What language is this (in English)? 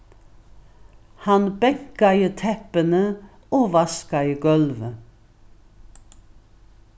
Faroese